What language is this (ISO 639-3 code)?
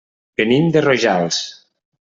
cat